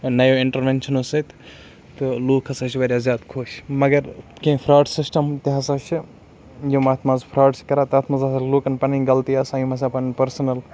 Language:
Kashmiri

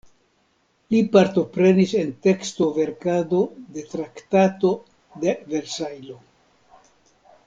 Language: Esperanto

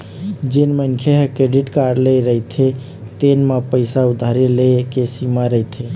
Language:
Chhattisgarhi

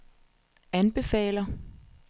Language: Danish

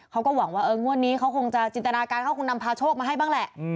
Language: Thai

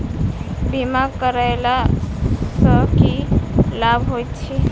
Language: Maithili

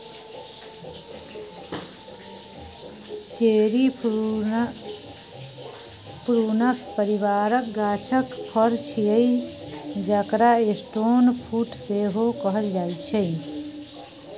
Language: Maithili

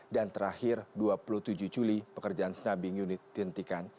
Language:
Indonesian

